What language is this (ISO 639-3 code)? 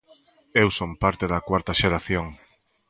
glg